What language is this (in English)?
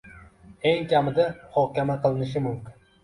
Uzbek